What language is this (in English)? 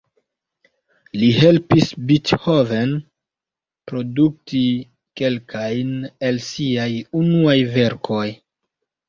Esperanto